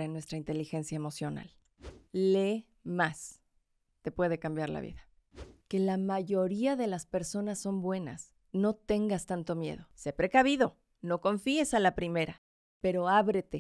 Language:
Spanish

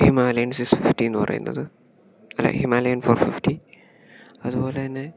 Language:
Malayalam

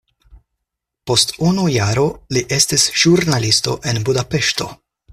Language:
Esperanto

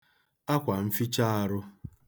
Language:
Igbo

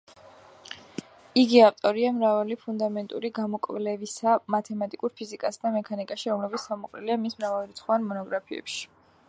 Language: Georgian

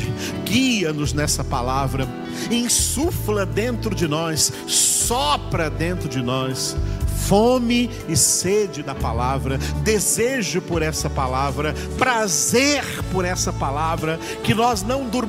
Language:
Portuguese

